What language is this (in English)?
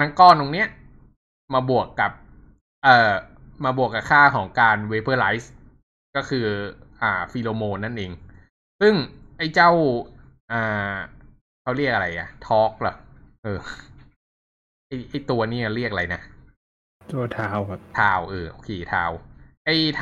Thai